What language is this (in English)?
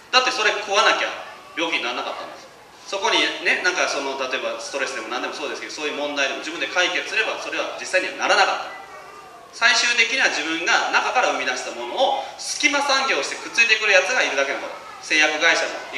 Japanese